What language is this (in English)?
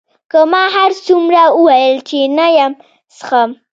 Pashto